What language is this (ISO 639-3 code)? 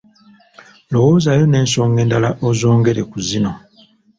lug